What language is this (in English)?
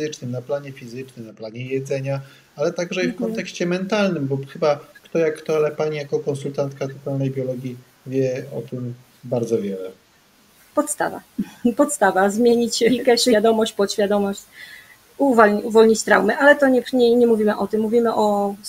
Polish